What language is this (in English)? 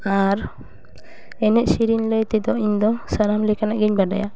Santali